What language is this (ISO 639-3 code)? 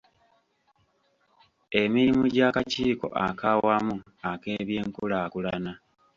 lug